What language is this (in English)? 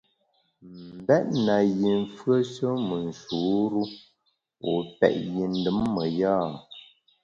Bamun